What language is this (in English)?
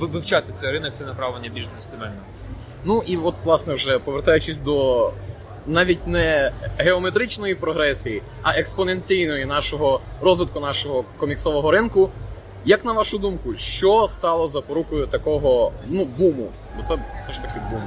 Ukrainian